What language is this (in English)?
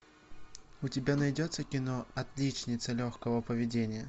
Russian